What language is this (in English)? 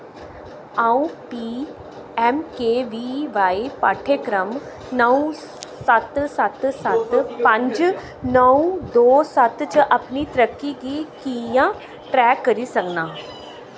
Dogri